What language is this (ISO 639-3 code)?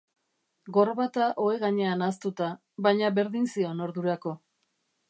eus